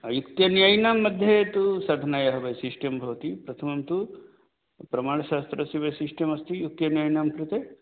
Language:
Sanskrit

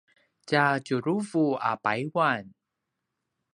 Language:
Paiwan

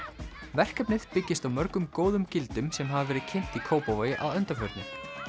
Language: Icelandic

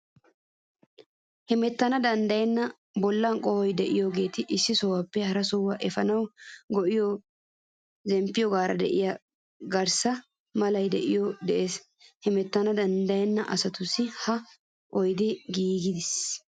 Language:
Wolaytta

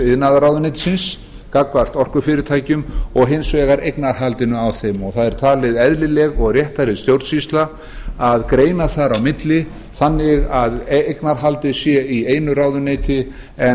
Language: Icelandic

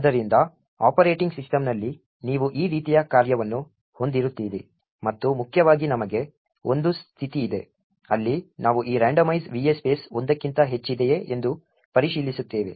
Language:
Kannada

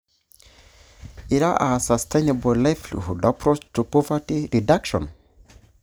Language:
Masai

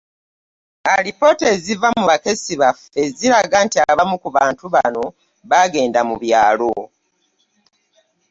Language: Ganda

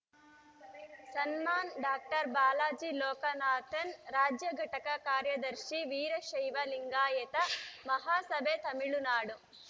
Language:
Kannada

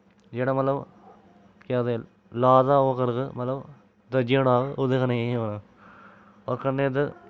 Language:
Dogri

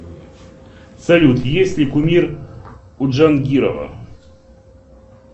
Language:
Russian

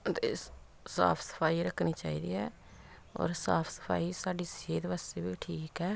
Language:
Punjabi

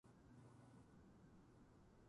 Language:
Japanese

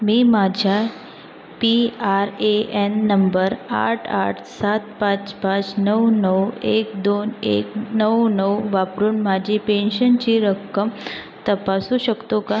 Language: Marathi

